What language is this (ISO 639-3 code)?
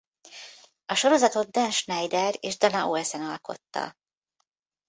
hun